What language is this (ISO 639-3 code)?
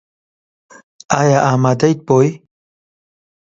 ckb